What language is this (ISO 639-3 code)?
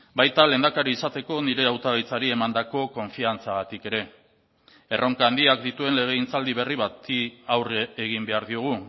eus